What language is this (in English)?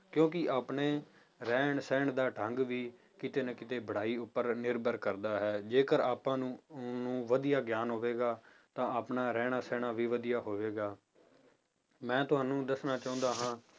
Punjabi